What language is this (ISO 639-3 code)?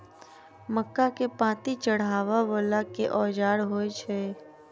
mai